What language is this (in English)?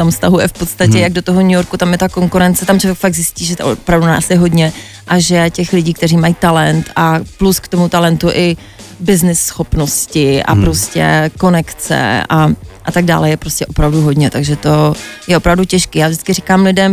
Czech